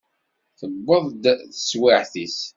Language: Kabyle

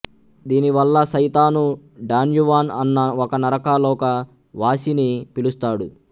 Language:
Telugu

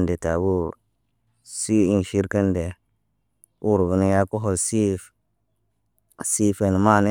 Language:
Naba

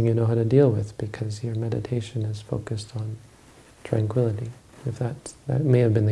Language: English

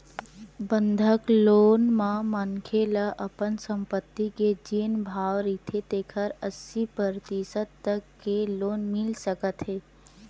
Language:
Chhattisgarhi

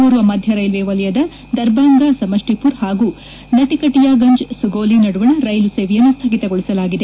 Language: Kannada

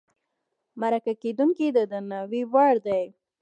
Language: Pashto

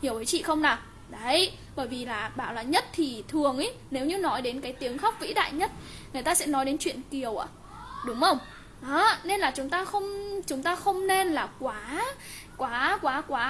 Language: Vietnamese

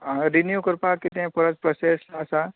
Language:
Konkani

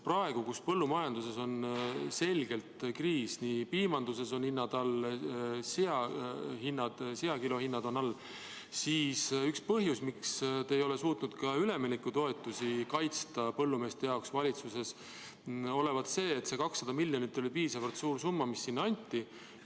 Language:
Estonian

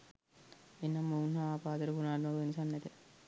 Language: Sinhala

